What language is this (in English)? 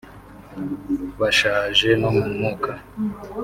Kinyarwanda